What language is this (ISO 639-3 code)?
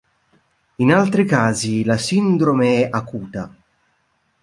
ita